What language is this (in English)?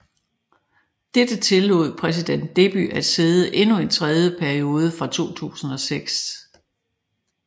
Danish